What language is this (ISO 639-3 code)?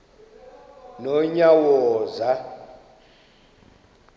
xho